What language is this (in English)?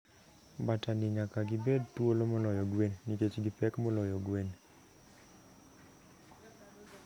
Luo (Kenya and Tanzania)